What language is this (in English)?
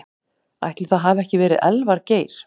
Icelandic